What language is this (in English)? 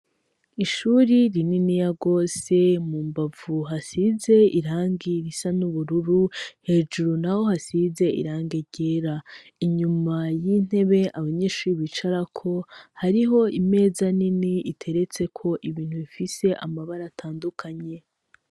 Rundi